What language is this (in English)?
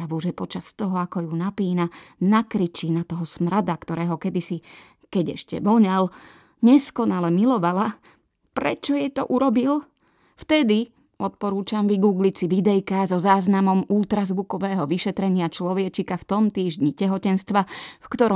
Slovak